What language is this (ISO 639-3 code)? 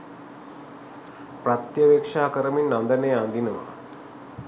sin